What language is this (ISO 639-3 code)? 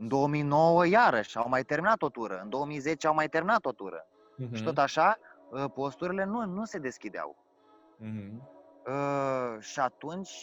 ron